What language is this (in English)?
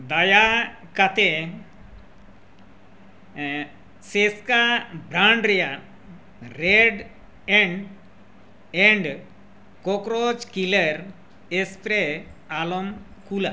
Santali